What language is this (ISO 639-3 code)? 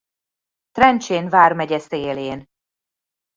hun